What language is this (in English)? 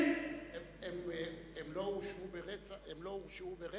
Hebrew